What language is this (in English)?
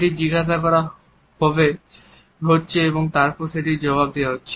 Bangla